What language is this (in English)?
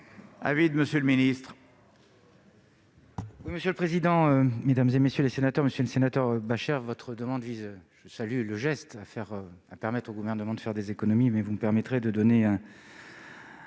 French